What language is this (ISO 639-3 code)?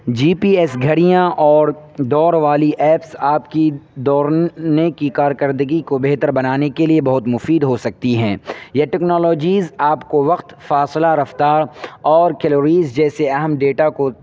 urd